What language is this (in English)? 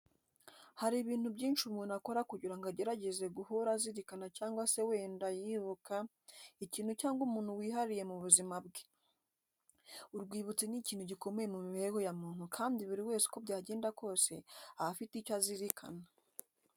Kinyarwanda